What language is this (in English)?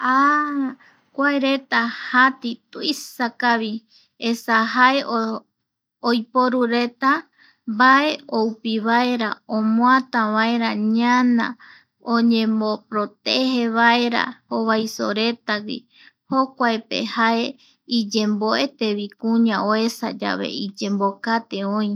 Eastern Bolivian Guaraní